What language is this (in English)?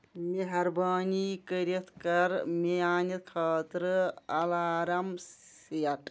Kashmiri